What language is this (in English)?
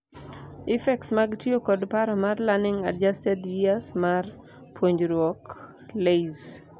Luo (Kenya and Tanzania)